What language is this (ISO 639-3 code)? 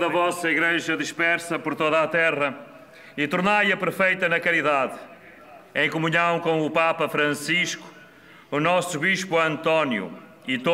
por